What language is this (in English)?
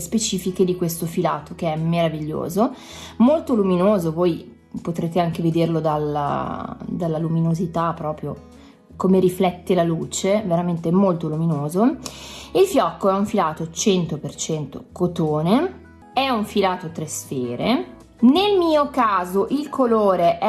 Italian